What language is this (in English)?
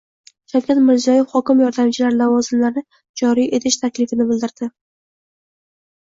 Uzbek